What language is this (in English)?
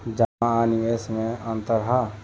Bhojpuri